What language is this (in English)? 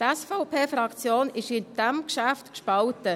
Swiss German